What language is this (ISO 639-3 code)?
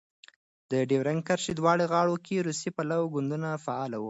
pus